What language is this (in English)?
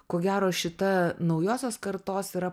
Lithuanian